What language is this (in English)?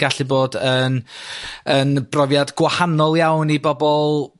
Welsh